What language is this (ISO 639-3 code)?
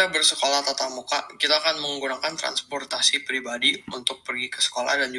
ind